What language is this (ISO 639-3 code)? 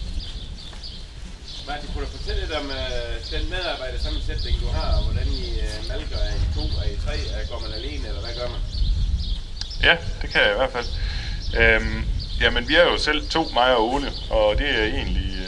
dan